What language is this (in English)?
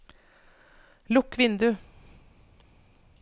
Norwegian